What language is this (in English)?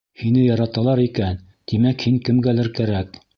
Bashkir